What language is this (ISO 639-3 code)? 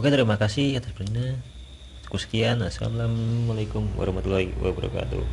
ind